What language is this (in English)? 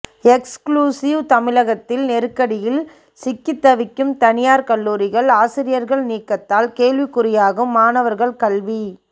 Tamil